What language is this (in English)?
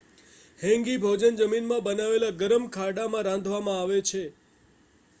Gujarati